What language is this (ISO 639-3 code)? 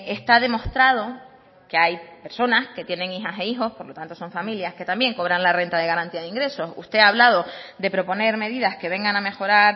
spa